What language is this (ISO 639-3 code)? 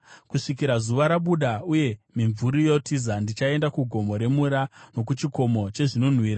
sna